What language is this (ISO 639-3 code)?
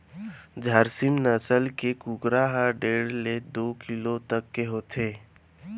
hne